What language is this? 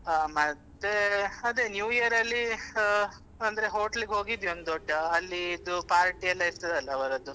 Kannada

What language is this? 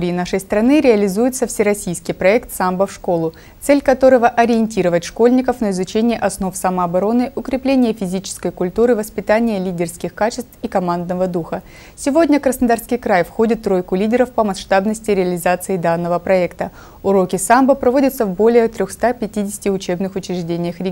Russian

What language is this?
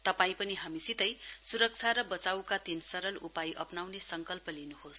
Nepali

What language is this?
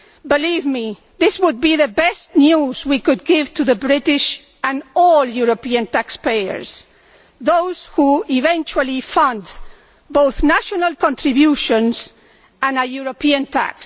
English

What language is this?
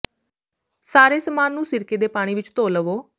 Punjabi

